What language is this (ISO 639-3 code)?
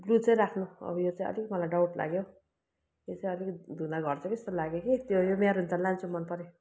nep